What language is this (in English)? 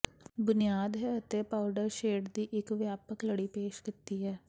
Punjabi